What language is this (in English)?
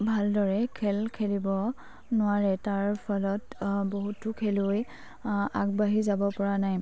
Assamese